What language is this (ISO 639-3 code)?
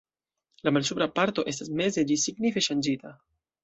epo